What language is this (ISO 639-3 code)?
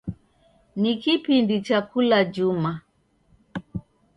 dav